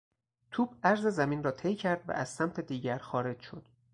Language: Persian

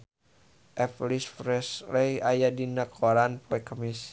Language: Sundanese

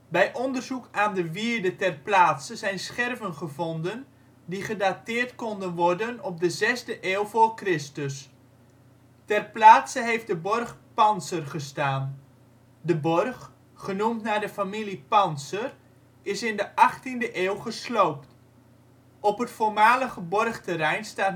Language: Dutch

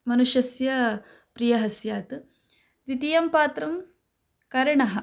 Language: Sanskrit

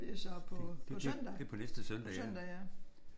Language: Danish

